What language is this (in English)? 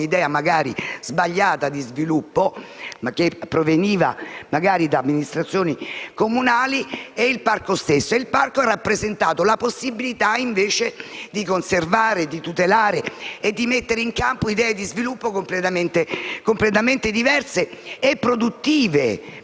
Italian